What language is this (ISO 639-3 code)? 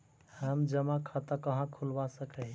mag